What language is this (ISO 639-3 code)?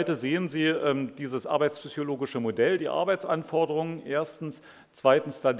deu